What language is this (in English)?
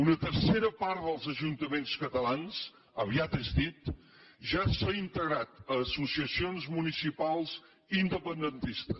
Catalan